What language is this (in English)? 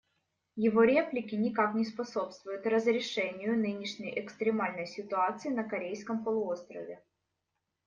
Russian